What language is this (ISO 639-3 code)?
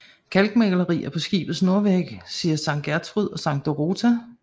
dan